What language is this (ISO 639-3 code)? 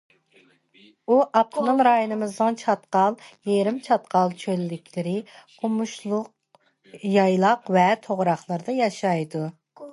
uig